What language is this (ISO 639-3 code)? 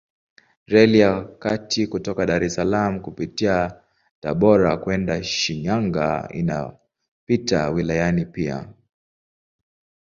swa